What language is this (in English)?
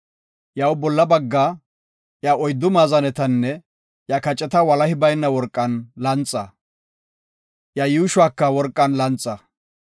Gofa